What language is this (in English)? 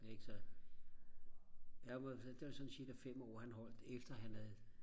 Danish